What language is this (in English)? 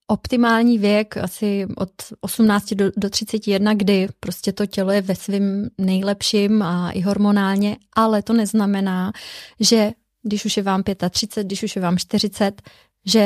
Czech